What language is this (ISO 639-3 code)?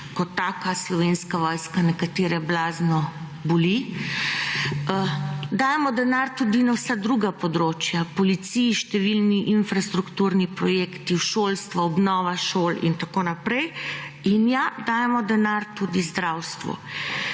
slv